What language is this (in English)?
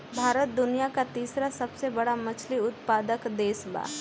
Bhojpuri